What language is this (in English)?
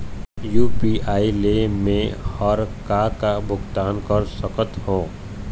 Chhattisgarhi